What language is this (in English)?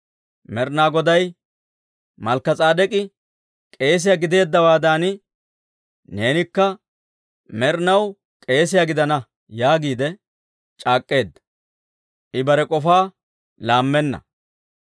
Dawro